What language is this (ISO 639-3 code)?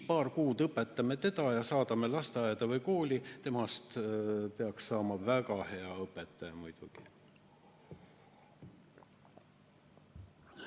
est